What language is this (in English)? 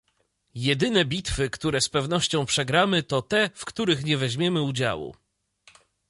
Polish